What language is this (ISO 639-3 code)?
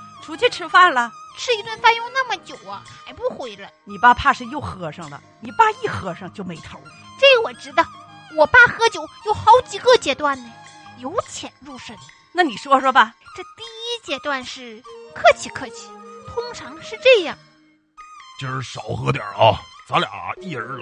zho